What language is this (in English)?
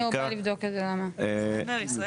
Hebrew